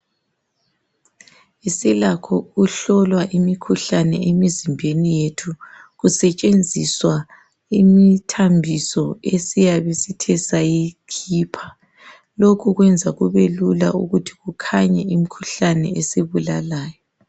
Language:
North Ndebele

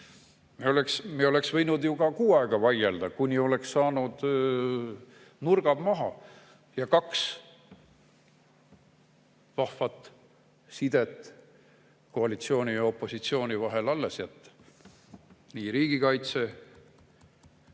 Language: Estonian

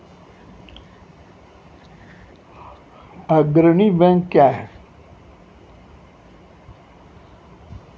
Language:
Maithili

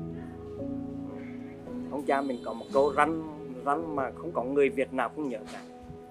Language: Vietnamese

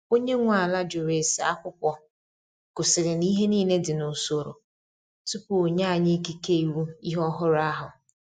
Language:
Igbo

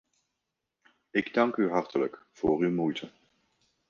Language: Dutch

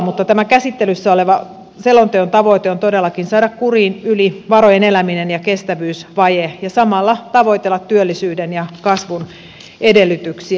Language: Finnish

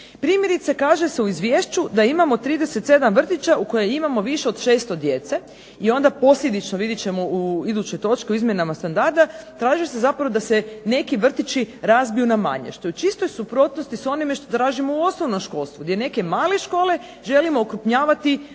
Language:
Croatian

